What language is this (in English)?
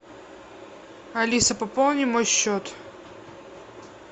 Russian